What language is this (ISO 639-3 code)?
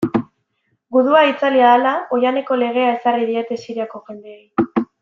eus